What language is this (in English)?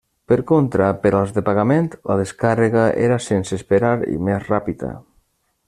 Catalan